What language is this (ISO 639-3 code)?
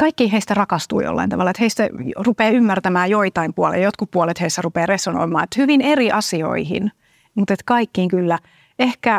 fin